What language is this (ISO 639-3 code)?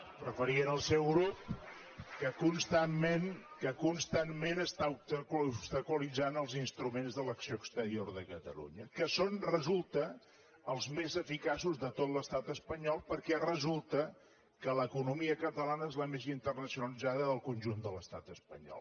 cat